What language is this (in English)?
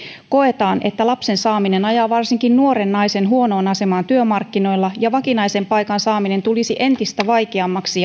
Finnish